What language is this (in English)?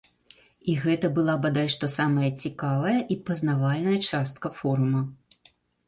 Belarusian